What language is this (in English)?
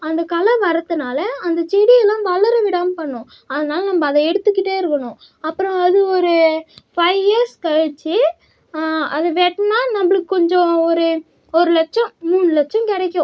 Tamil